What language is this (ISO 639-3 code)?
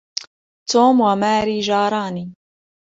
ara